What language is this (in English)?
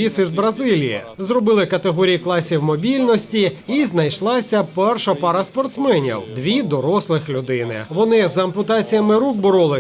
Ukrainian